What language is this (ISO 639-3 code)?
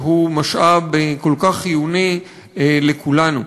heb